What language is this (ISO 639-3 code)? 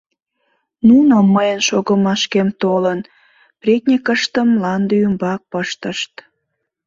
chm